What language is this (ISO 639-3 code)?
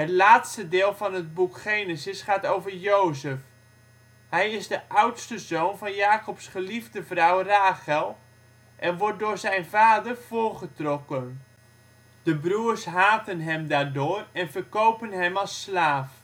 nld